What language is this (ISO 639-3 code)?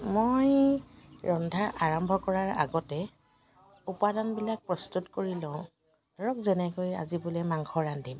asm